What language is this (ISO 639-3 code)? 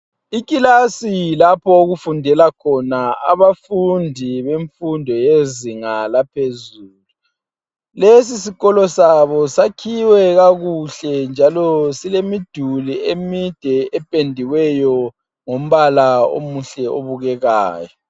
nde